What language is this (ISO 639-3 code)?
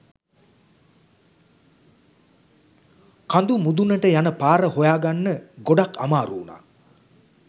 sin